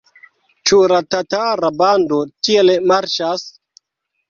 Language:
Esperanto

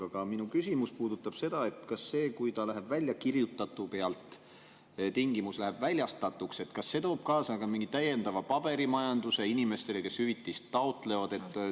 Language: Estonian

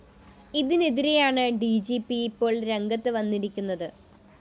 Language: Malayalam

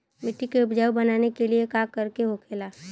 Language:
Bhojpuri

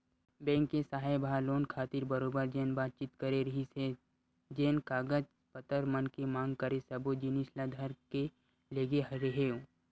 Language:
Chhattisgarhi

